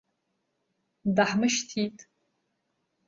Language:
Abkhazian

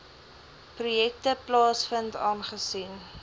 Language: Afrikaans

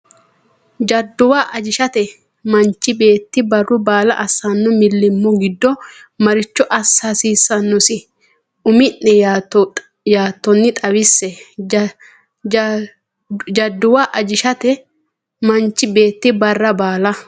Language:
Sidamo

